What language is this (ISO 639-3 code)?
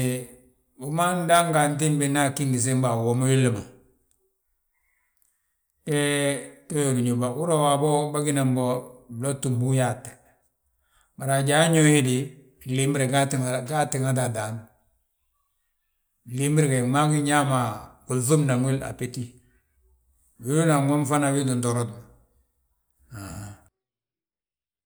bjt